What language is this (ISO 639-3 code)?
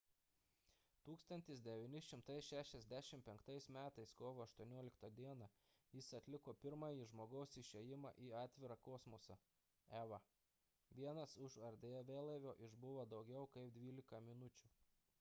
lit